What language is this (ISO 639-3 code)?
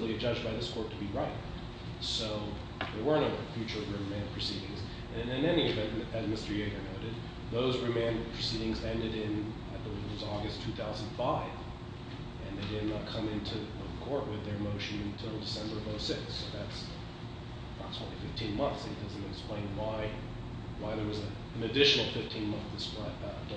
eng